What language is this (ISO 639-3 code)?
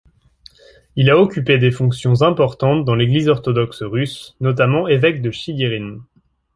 fra